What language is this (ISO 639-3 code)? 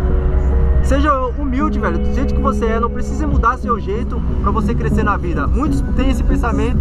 por